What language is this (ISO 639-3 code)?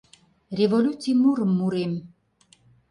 chm